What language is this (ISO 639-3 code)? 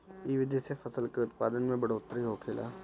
bho